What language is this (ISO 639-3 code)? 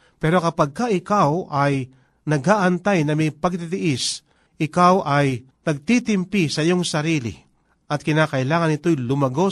fil